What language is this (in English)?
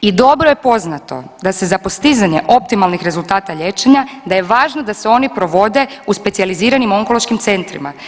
Croatian